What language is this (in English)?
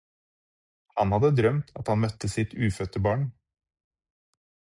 Norwegian Bokmål